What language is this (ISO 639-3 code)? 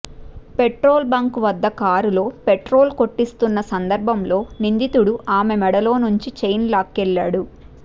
tel